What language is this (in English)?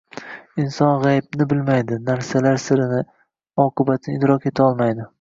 Uzbek